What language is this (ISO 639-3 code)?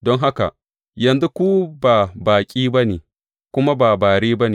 hau